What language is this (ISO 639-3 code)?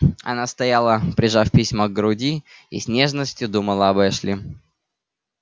rus